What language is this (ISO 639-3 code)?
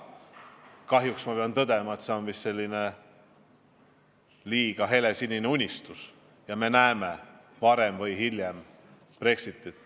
est